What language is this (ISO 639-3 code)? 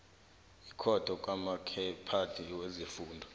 nbl